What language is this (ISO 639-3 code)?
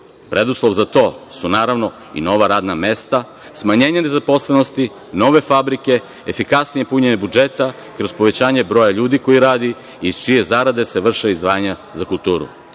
srp